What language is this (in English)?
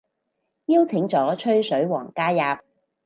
Cantonese